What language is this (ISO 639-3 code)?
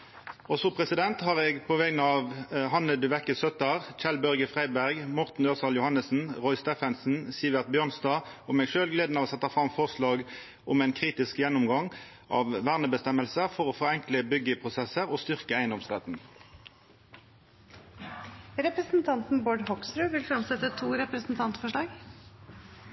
nno